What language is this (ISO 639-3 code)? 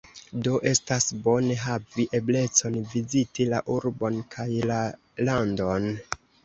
epo